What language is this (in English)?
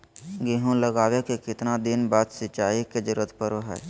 Magahi